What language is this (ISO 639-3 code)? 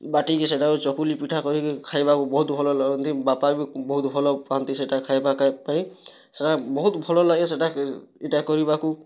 ori